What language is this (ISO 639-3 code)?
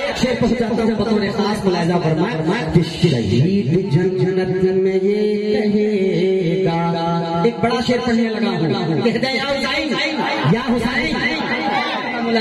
hin